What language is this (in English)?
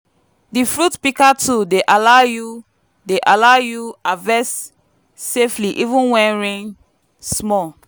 Nigerian Pidgin